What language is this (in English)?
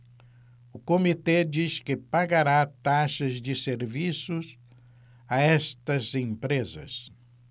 Portuguese